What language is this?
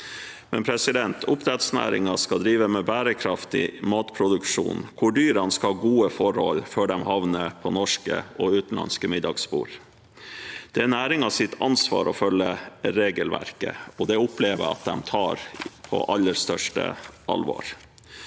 Norwegian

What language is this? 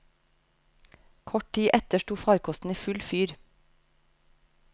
Norwegian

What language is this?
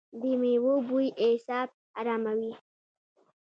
Pashto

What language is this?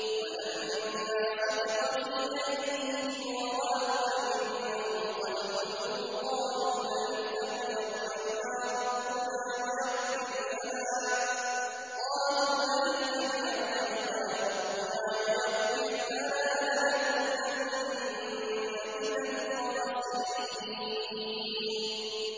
Arabic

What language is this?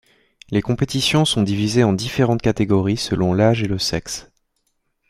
French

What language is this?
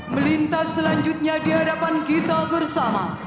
Indonesian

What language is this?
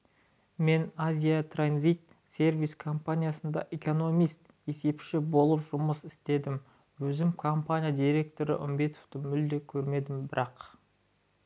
Kazakh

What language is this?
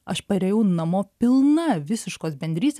Lithuanian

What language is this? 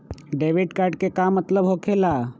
Magahi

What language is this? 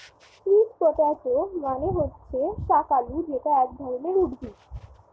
Bangla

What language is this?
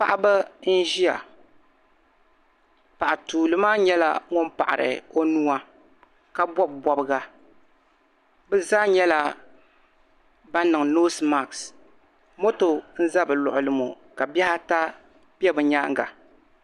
Dagbani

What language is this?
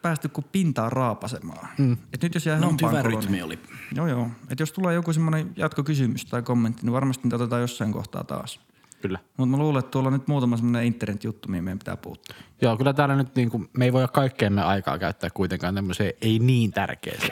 Finnish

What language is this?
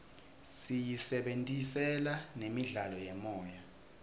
Swati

